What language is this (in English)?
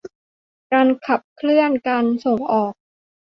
Thai